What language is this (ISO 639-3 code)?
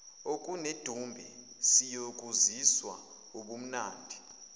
zul